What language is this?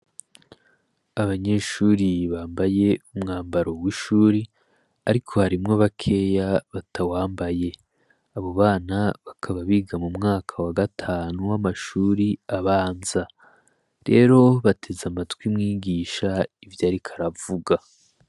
Rundi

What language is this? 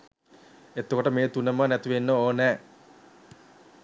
Sinhala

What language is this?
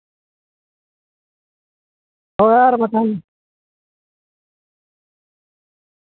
Santali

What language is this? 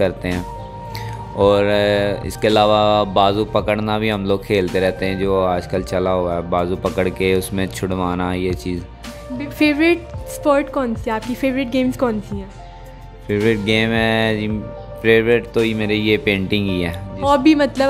Hindi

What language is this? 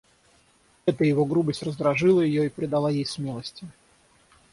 Russian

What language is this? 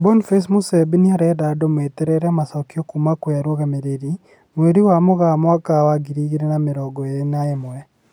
Kikuyu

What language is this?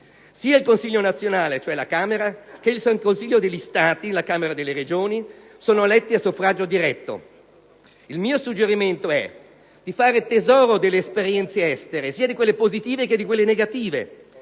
Italian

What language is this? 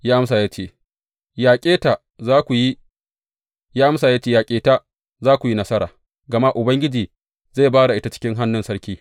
Hausa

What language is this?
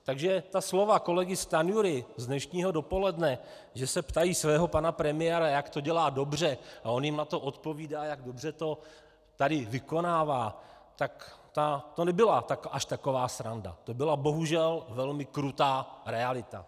Czech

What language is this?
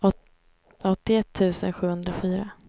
Swedish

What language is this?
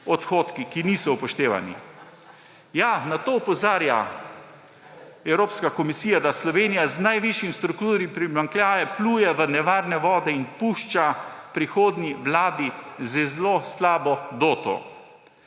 Slovenian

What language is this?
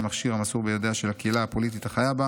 Hebrew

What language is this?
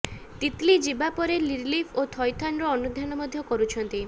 Odia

